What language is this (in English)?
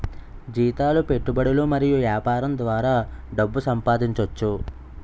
Telugu